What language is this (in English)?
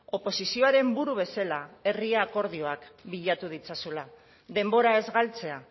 Basque